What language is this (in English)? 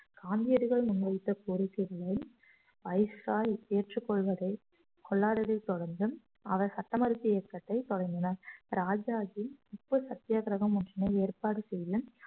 Tamil